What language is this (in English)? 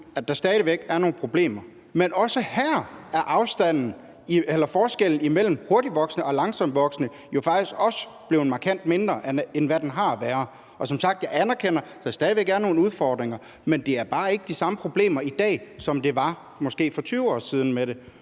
Danish